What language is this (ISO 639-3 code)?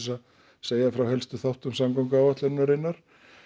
isl